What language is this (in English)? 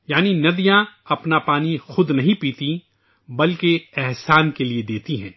Urdu